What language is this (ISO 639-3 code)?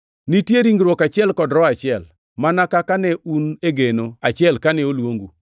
luo